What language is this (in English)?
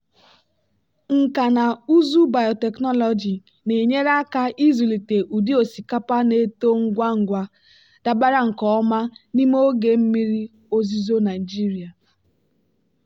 Igbo